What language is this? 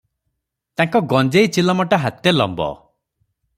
Odia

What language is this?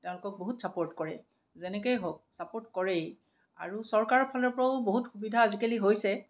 Assamese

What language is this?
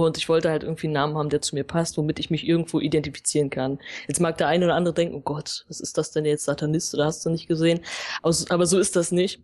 German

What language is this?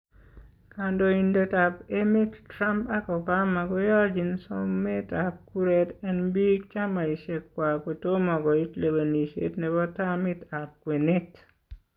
Kalenjin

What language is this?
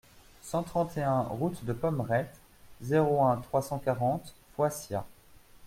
French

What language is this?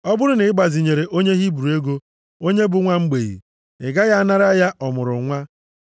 Igbo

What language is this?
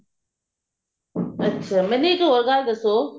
Punjabi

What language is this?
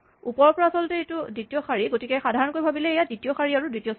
Assamese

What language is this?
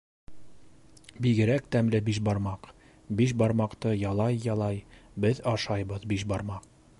Bashkir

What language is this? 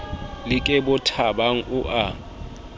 Southern Sotho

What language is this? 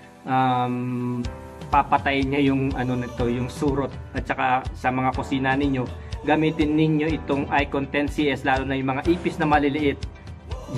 Filipino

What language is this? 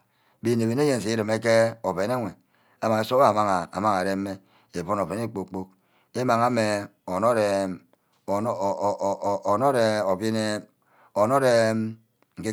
Ubaghara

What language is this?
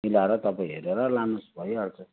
Nepali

